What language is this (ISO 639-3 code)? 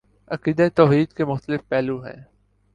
urd